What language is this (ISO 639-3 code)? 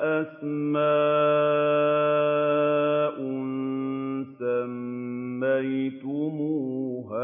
ara